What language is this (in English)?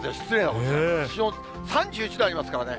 Japanese